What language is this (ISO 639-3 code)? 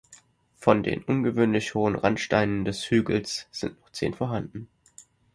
deu